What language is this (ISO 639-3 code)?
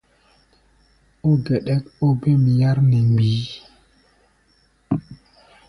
gba